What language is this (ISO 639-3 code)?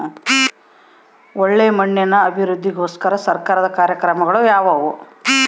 kan